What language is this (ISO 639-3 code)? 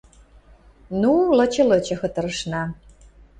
mrj